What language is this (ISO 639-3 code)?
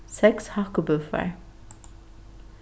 fao